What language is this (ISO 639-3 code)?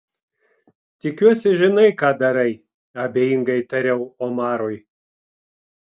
lit